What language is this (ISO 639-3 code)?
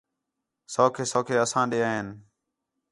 xhe